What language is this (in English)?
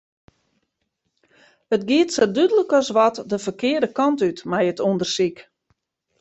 Western Frisian